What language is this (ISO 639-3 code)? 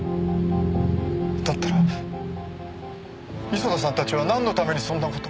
jpn